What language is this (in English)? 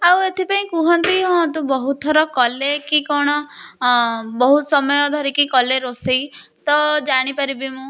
Odia